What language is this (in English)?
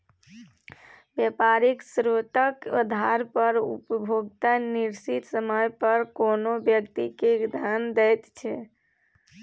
Maithili